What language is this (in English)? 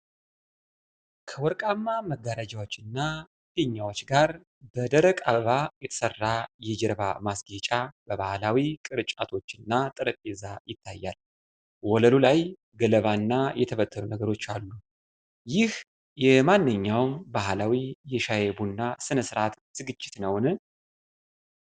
Amharic